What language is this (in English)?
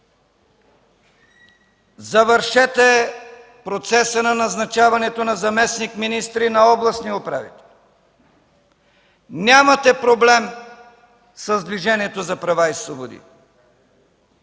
Bulgarian